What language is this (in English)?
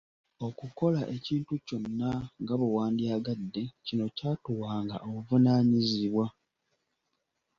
Ganda